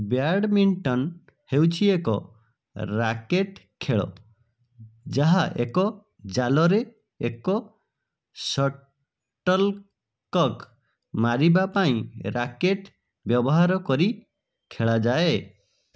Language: Odia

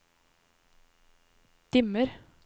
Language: Norwegian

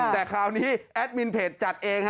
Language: Thai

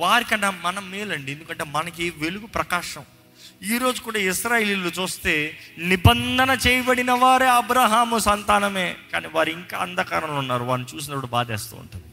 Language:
Telugu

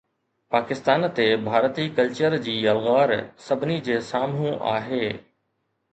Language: Sindhi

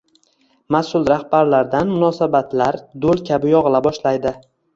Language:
Uzbek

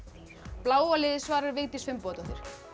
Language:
Icelandic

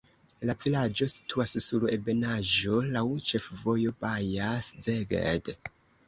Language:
Esperanto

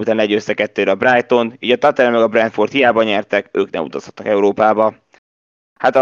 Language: Hungarian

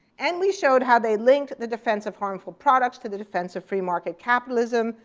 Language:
English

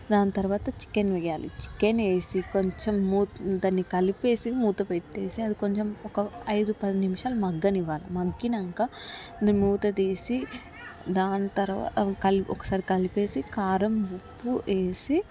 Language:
Telugu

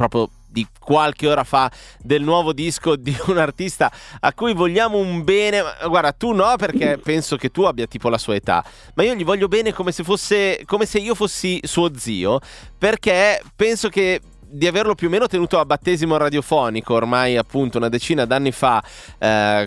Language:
Italian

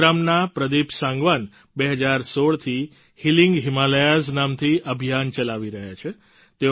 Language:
Gujarati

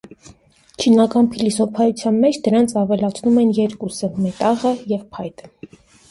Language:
Armenian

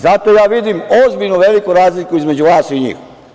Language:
Serbian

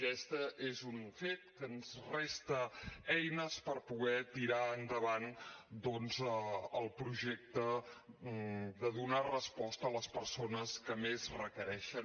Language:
Catalan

